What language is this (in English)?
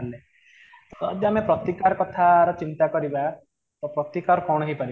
Odia